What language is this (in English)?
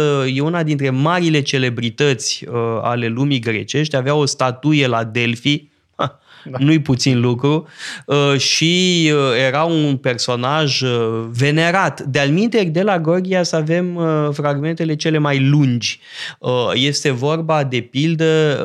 Romanian